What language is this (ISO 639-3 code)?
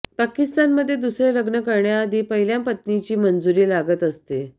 mar